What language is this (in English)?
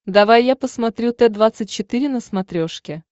Russian